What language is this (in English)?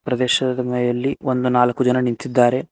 Kannada